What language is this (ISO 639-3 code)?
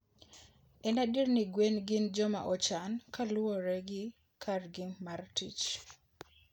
luo